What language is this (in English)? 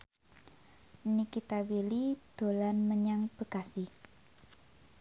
Javanese